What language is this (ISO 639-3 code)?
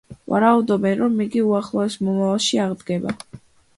kat